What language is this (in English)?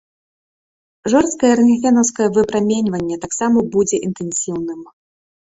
Belarusian